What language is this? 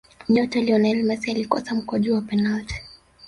Swahili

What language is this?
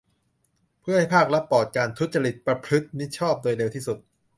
Thai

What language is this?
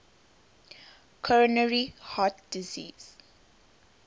English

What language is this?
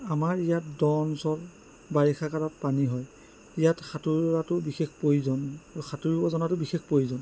Assamese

